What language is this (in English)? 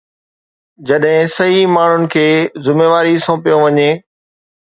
Sindhi